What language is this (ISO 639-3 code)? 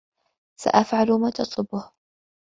ara